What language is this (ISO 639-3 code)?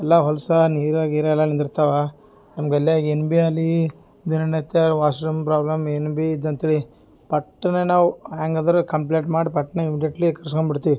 kan